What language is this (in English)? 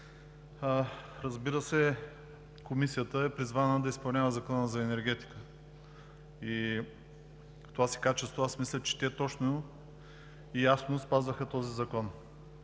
Bulgarian